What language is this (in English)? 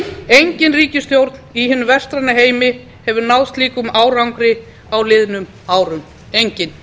Icelandic